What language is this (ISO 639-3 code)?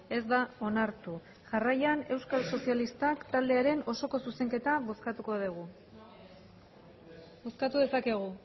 eus